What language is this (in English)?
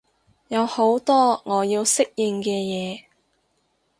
Cantonese